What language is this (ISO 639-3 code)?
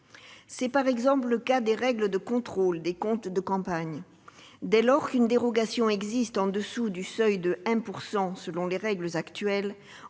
fra